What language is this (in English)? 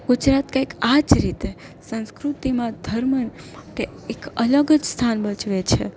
Gujarati